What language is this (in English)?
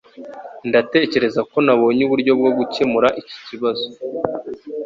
Kinyarwanda